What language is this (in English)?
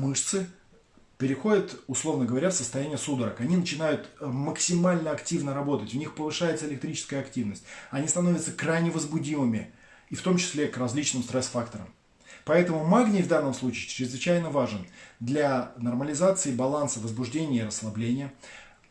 Russian